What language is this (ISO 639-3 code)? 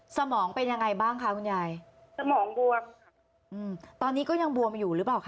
tha